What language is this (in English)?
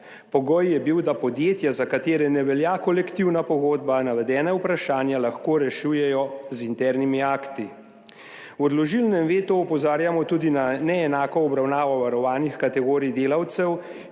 Slovenian